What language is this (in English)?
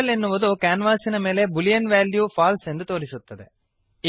Kannada